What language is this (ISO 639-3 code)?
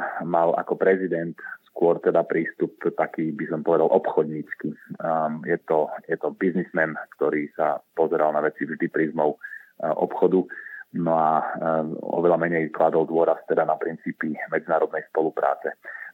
slk